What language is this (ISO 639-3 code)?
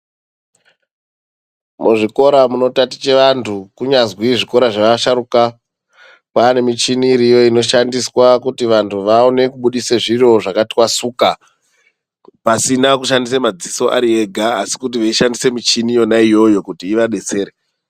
ndc